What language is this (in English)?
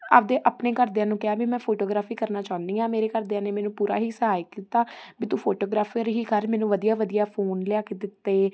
Punjabi